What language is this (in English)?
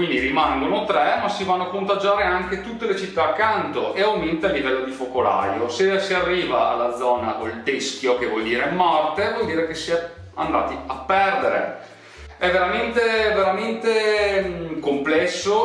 Italian